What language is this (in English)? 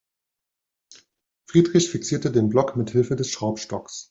German